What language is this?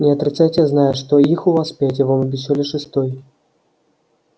Russian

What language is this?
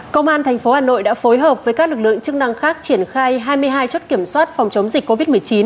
Vietnamese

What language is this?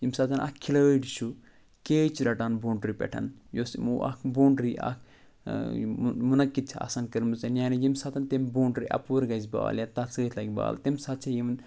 Kashmiri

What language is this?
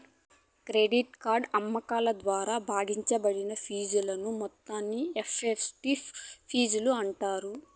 Telugu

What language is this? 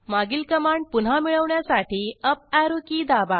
Marathi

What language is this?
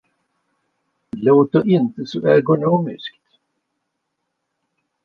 Swedish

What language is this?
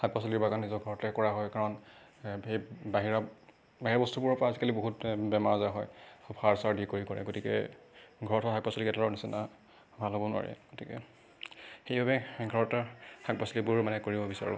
Assamese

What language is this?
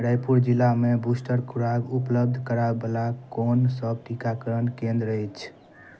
Maithili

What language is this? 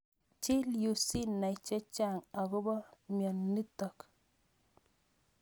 Kalenjin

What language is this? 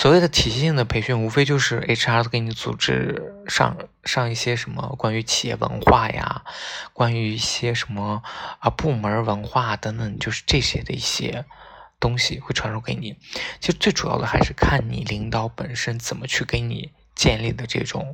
Chinese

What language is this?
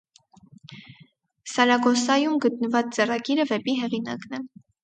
Armenian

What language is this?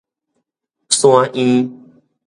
Min Nan Chinese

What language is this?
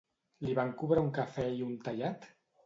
Catalan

